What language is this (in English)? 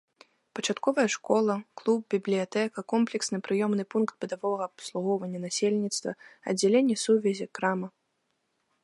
Belarusian